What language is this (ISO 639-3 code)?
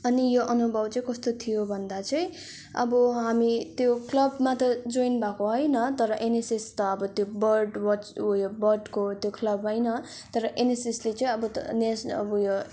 nep